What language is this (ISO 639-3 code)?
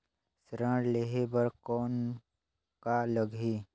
hne